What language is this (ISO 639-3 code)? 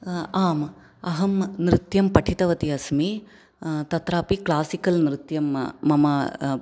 san